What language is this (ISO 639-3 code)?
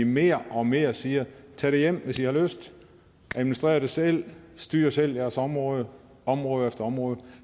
dan